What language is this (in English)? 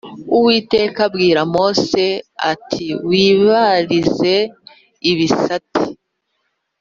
Kinyarwanda